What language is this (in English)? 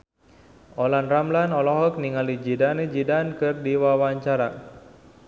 Sundanese